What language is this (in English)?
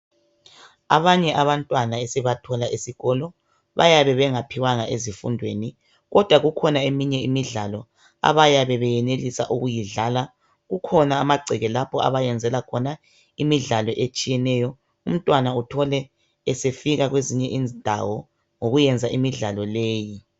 North Ndebele